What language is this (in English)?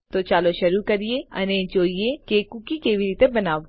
Gujarati